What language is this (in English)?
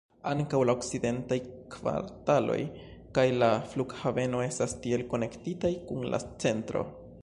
Esperanto